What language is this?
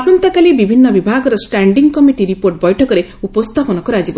Odia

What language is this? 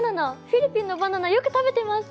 Japanese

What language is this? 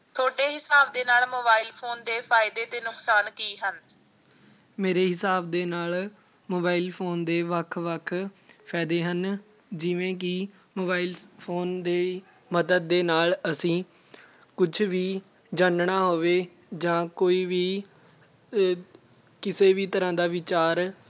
Punjabi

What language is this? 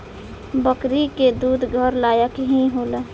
Bhojpuri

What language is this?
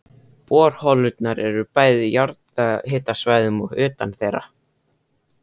Icelandic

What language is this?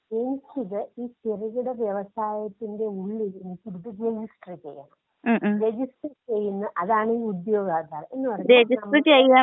Malayalam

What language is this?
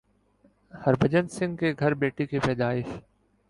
Urdu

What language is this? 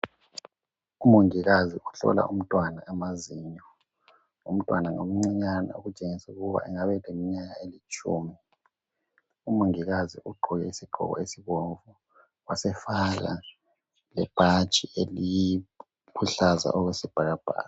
North Ndebele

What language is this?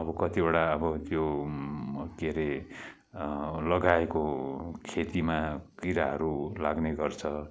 Nepali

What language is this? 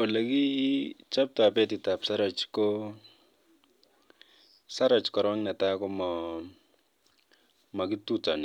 Kalenjin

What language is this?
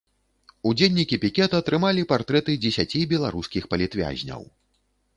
Belarusian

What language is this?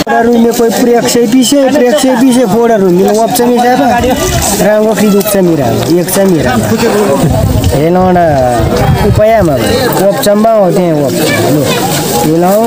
Arabic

